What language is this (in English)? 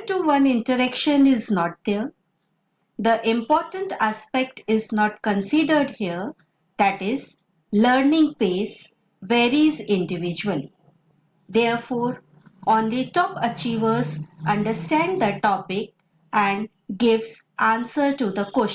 English